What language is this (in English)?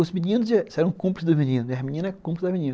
Portuguese